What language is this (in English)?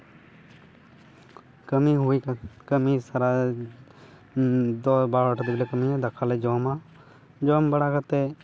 Santali